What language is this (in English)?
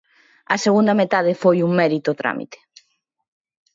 Galician